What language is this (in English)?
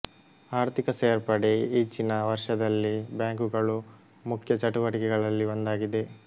Kannada